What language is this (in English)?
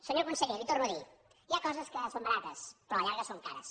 Catalan